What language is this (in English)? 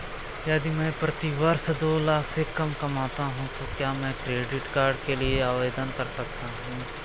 Hindi